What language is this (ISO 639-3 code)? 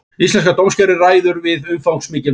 isl